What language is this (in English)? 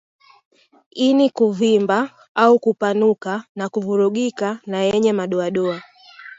Swahili